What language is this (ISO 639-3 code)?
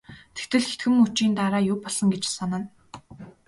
mon